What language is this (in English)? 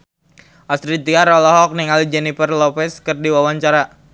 Sundanese